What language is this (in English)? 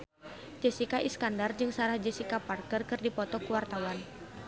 Sundanese